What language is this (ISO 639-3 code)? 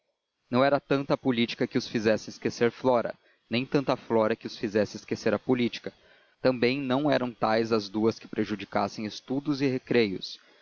por